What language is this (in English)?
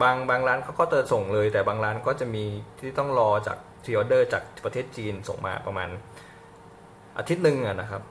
Thai